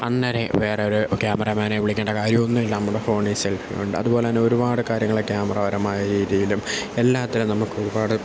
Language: Malayalam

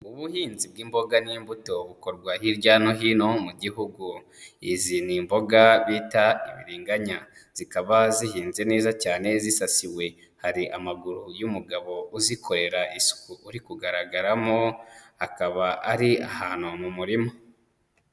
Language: Kinyarwanda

